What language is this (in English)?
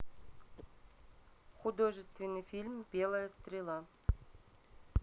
Russian